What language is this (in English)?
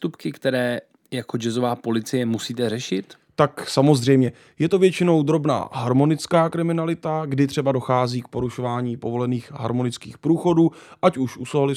Czech